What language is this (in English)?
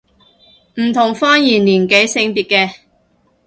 Cantonese